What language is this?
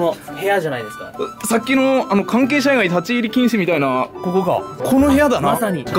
Japanese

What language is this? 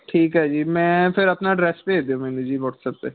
Punjabi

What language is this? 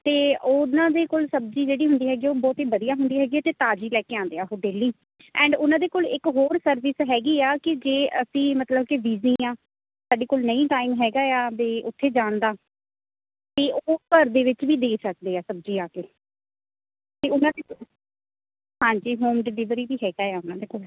Punjabi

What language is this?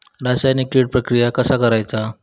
Marathi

